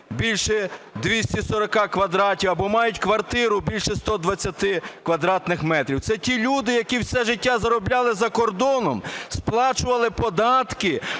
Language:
Ukrainian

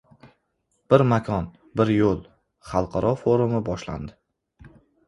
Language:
Uzbek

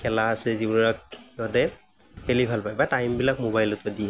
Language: Assamese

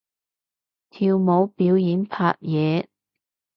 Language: Cantonese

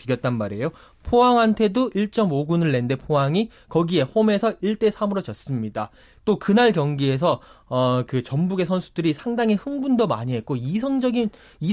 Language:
Korean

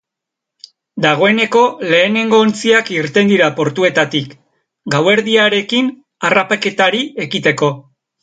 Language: Basque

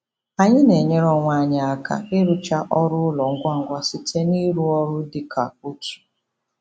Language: Igbo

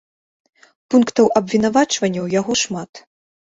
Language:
Belarusian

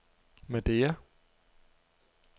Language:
Danish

